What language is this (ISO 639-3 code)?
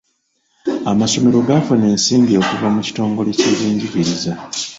lug